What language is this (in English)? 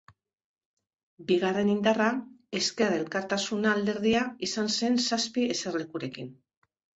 Basque